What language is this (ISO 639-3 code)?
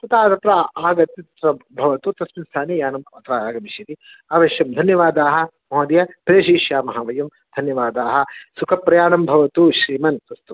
san